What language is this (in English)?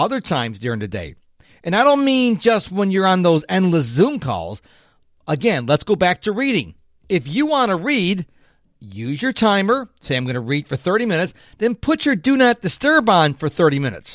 English